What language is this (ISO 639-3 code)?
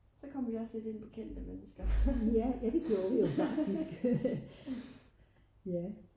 dan